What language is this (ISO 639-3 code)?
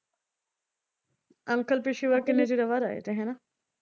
pan